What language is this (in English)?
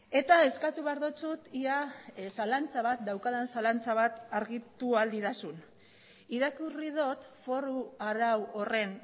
Basque